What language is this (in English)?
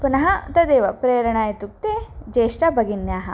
Sanskrit